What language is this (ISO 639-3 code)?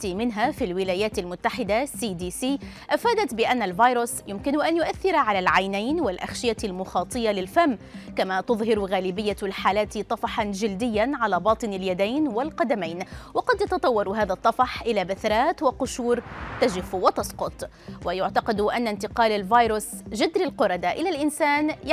ara